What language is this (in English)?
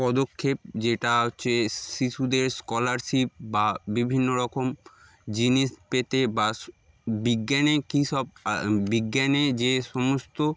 Bangla